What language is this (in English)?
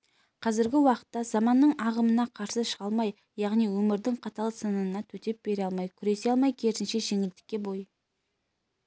Kazakh